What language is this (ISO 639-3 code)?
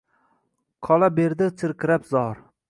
uzb